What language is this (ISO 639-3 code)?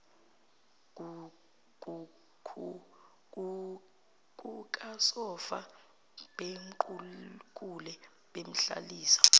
zul